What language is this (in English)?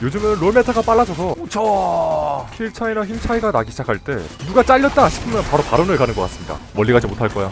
Korean